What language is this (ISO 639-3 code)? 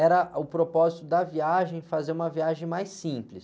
por